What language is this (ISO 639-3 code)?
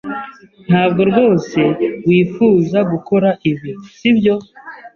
kin